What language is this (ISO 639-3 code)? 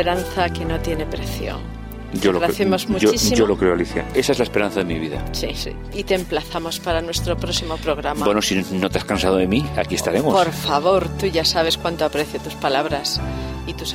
spa